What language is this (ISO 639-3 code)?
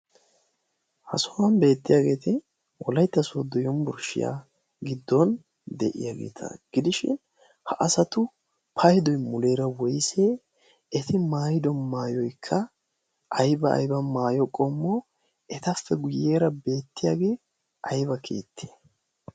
wal